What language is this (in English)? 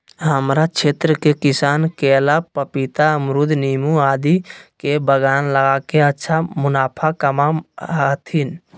Magahi